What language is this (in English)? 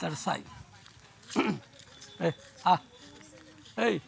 Maithili